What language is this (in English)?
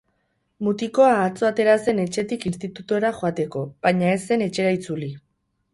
Basque